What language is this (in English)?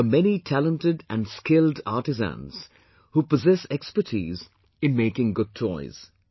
English